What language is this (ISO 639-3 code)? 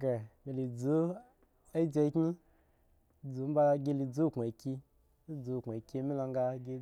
ego